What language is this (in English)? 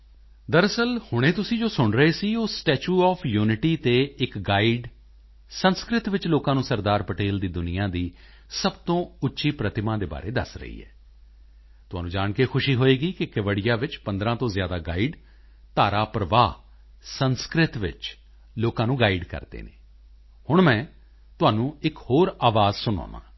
Punjabi